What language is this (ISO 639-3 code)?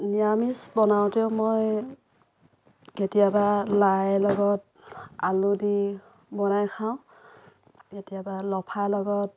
asm